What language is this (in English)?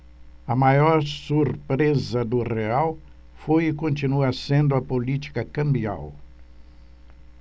Portuguese